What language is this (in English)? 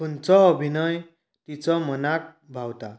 Konkani